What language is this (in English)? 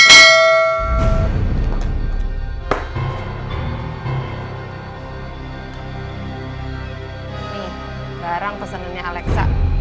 Indonesian